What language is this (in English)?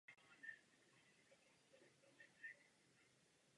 Czech